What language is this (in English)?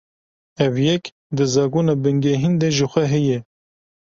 Kurdish